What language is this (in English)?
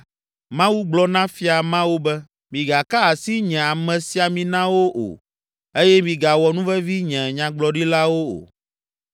Ewe